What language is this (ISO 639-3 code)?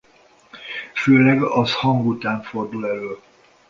hun